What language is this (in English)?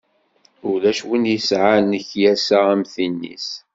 Kabyle